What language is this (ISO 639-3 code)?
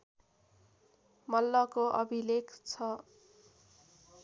nep